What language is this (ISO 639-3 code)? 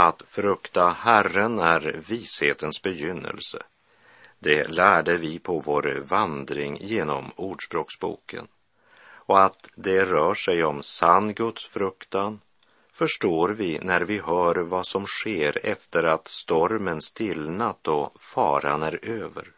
swe